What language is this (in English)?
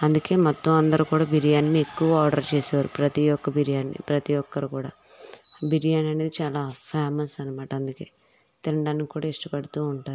Telugu